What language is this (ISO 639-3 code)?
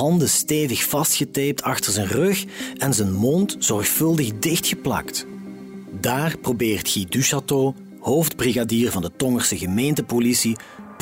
nld